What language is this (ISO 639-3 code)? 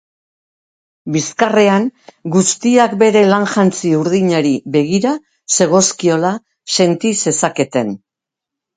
eus